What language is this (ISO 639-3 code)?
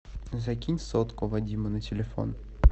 rus